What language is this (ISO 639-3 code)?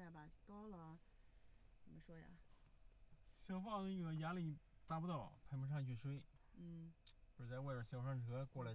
zho